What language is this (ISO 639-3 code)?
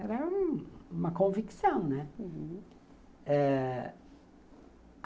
por